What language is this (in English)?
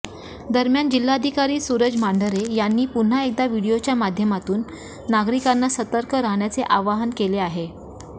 Marathi